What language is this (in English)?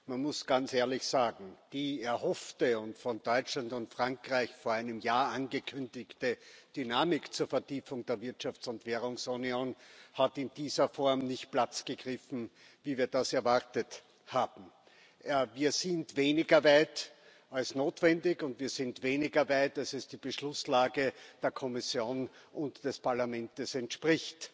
German